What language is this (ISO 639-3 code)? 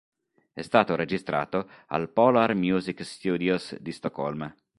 ita